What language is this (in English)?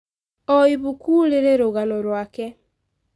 Kikuyu